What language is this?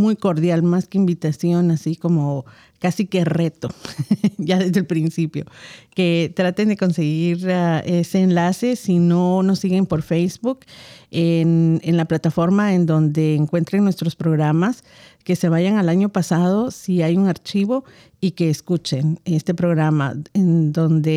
Spanish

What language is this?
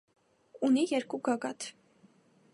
Armenian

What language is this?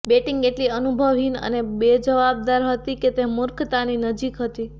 Gujarati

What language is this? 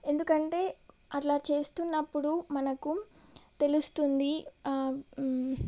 Telugu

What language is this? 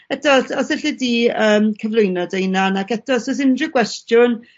Welsh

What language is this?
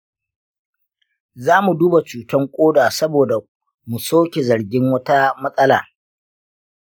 Hausa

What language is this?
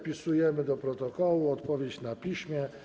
Polish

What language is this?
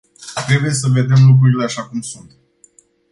Romanian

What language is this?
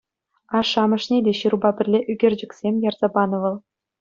Chuvash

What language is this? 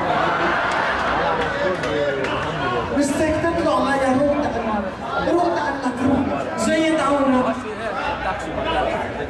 Arabic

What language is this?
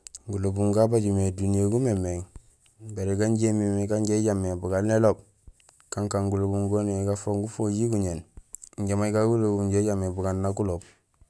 Gusilay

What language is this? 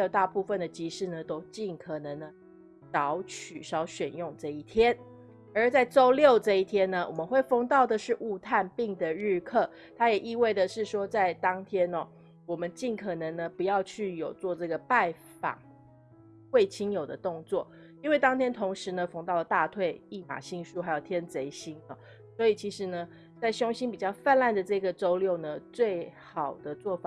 Chinese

